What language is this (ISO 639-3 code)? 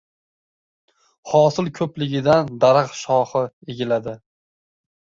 uzb